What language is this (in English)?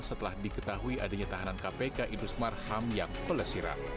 Indonesian